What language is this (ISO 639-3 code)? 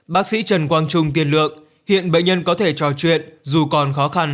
vie